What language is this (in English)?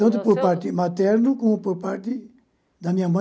Portuguese